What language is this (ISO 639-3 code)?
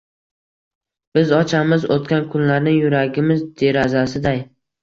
uzb